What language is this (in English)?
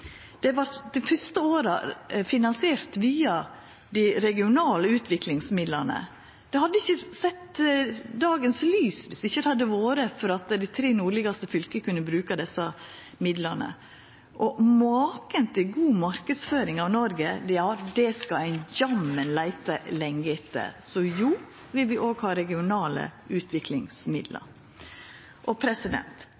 Norwegian Nynorsk